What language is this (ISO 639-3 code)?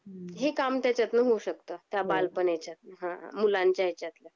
mar